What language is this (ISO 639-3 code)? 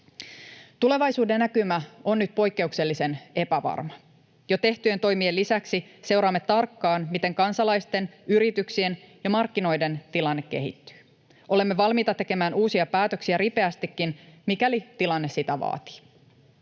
fin